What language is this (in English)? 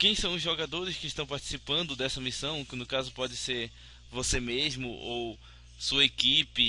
Portuguese